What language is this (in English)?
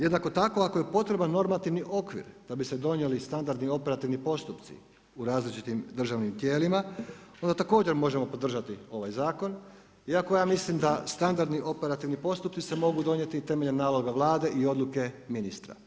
Croatian